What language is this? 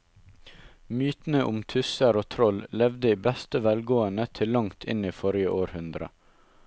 Norwegian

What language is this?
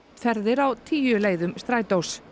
Icelandic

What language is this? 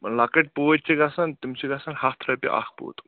Kashmiri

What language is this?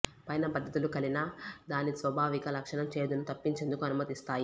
Telugu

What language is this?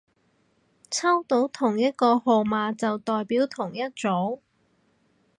Cantonese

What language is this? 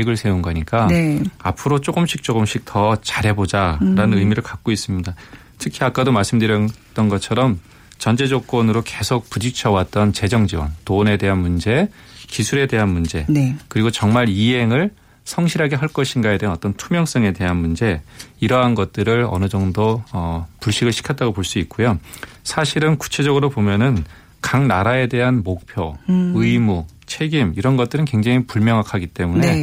Korean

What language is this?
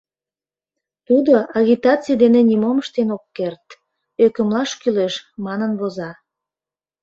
Mari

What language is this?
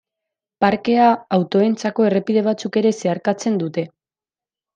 Basque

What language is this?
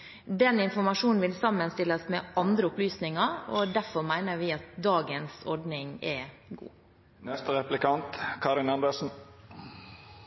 Norwegian Bokmål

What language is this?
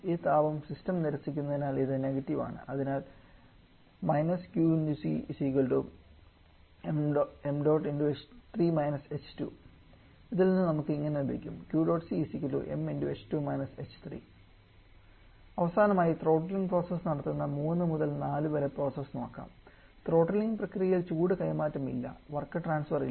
Malayalam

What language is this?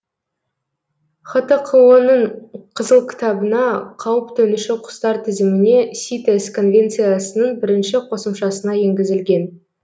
Kazakh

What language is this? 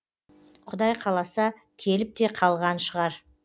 Kazakh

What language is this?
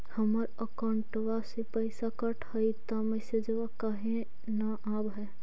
Magahi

